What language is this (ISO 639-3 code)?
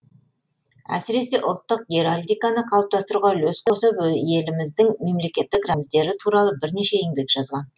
kaz